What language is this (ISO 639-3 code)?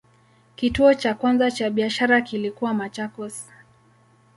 swa